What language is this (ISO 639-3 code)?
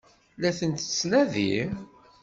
kab